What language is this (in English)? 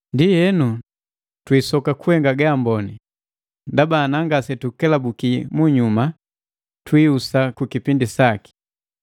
Matengo